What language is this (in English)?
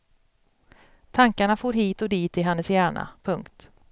Swedish